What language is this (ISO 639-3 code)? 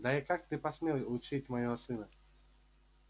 rus